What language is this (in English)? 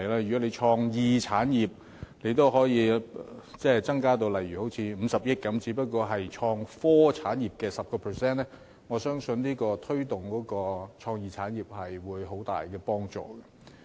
Cantonese